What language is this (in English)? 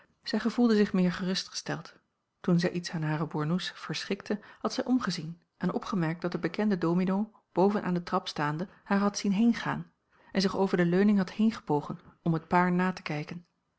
Dutch